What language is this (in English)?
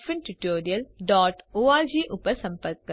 Gujarati